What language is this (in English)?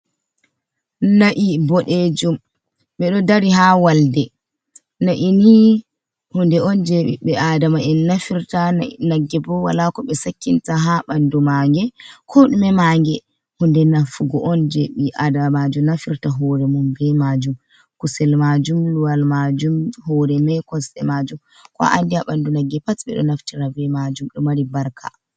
Fula